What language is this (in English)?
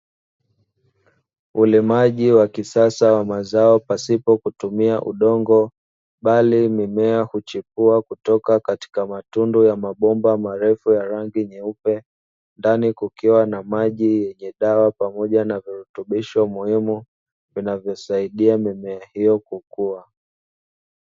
Swahili